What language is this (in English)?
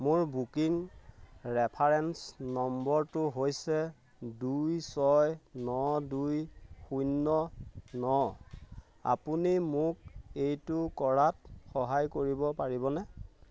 Assamese